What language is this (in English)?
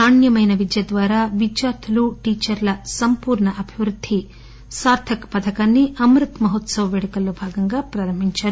Telugu